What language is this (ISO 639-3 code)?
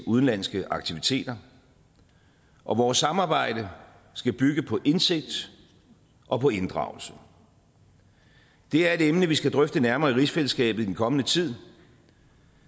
dan